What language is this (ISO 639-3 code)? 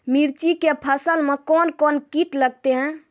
mai